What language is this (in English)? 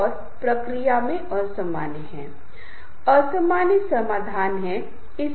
Hindi